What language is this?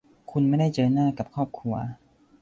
Thai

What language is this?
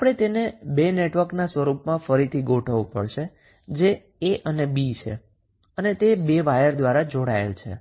Gujarati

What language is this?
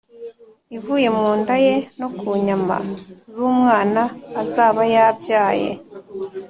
Kinyarwanda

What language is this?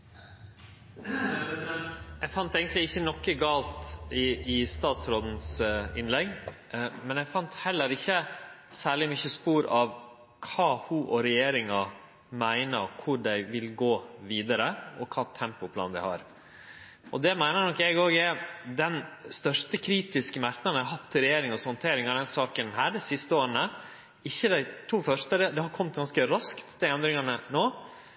Norwegian Nynorsk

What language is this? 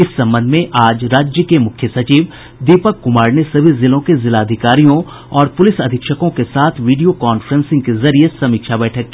Hindi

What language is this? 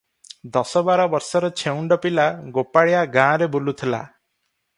Odia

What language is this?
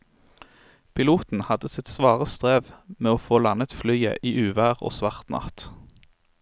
Norwegian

